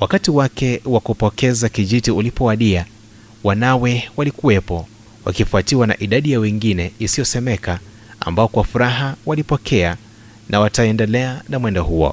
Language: Swahili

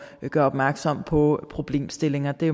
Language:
Danish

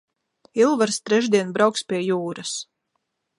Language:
Latvian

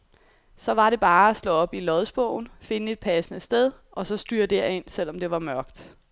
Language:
Danish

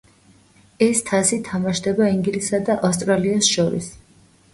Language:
Georgian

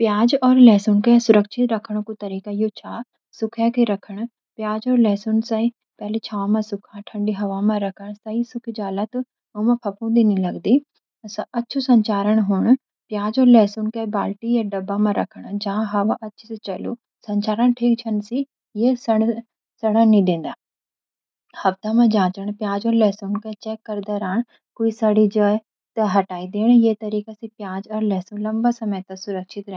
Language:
Garhwali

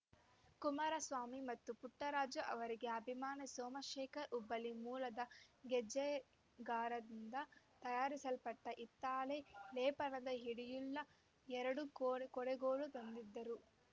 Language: Kannada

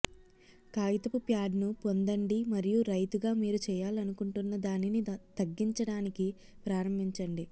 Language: Telugu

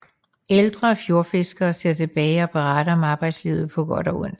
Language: Danish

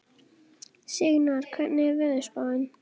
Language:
Icelandic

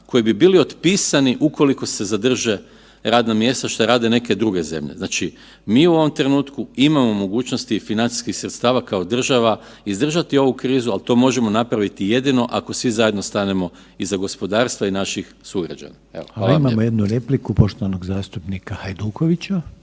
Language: Croatian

